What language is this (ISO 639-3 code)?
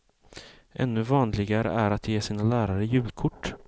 swe